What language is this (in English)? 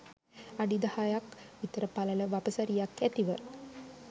Sinhala